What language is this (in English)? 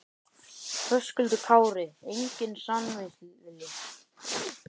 Icelandic